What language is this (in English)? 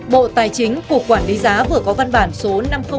Vietnamese